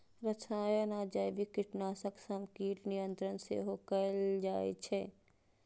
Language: Maithili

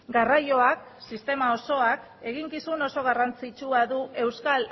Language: Basque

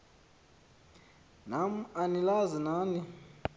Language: Xhosa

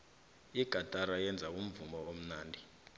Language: South Ndebele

